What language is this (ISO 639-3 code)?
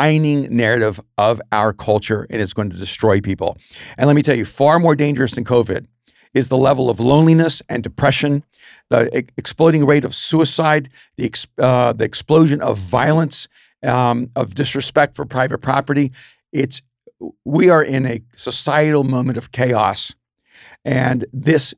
eng